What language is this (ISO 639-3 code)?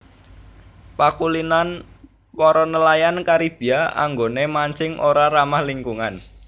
jav